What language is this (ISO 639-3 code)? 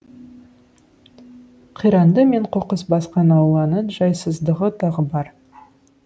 kaz